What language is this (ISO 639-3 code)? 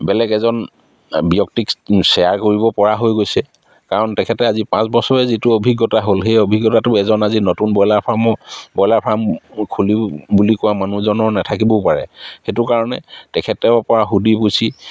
asm